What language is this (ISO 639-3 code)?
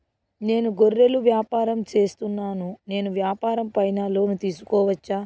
tel